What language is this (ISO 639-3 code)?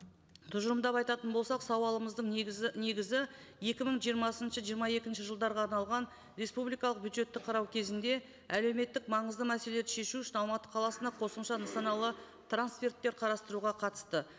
kaz